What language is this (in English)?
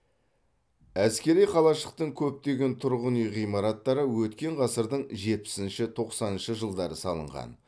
Kazakh